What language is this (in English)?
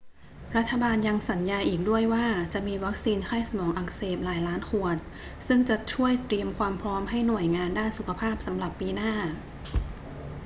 Thai